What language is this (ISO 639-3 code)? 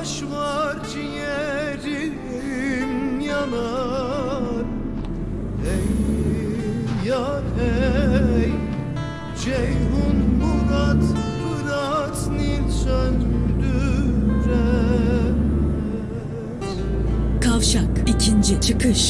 tur